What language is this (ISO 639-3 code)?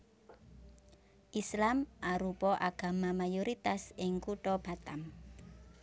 jav